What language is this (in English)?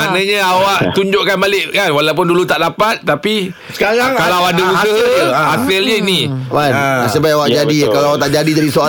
Malay